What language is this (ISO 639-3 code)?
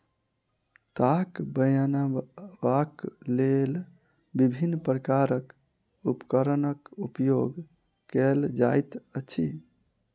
mai